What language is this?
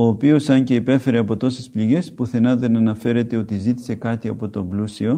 Greek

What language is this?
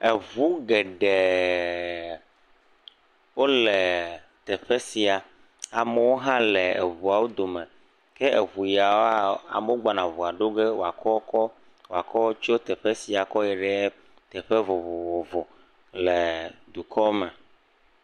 Ewe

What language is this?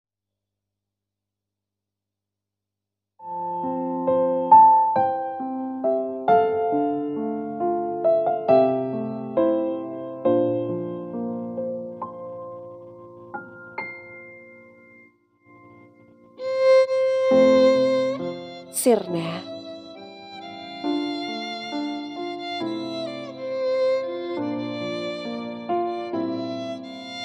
Indonesian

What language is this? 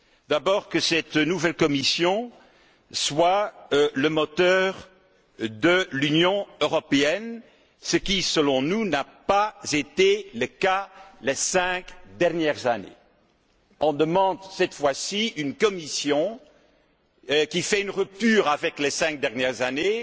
French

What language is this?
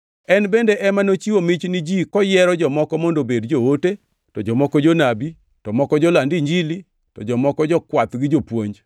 Luo (Kenya and Tanzania)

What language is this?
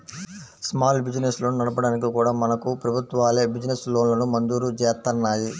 Telugu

